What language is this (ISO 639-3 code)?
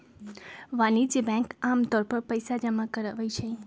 mag